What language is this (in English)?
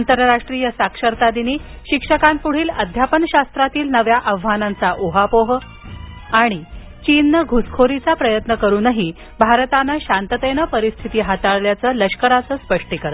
Marathi